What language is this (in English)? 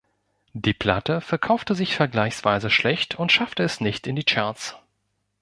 German